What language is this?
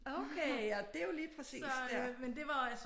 Danish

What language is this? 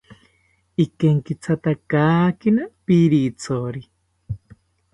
South Ucayali Ashéninka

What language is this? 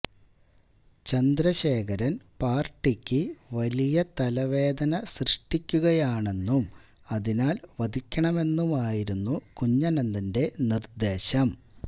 Malayalam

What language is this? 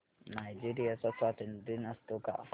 Marathi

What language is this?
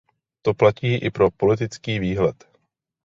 Czech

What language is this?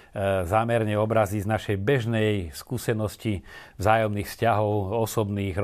Slovak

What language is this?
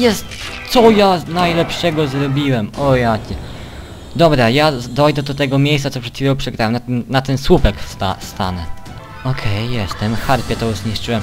Polish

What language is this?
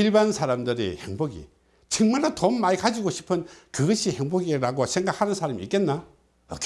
Korean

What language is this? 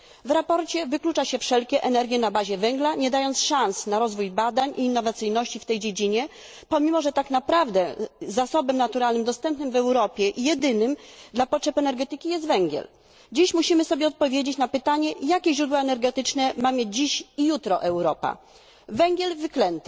Polish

